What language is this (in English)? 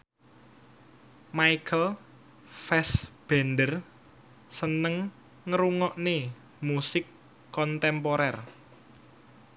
Javanese